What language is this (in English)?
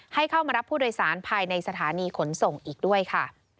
Thai